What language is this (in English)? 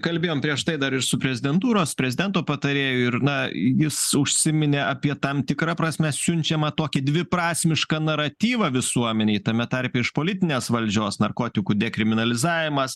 Lithuanian